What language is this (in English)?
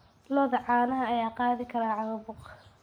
Somali